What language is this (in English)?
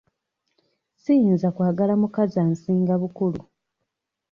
Ganda